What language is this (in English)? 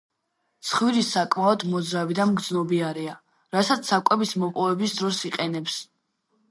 Georgian